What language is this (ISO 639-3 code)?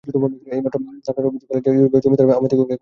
ben